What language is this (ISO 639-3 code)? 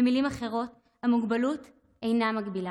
heb